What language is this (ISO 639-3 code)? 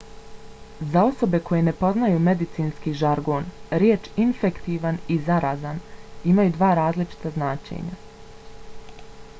bos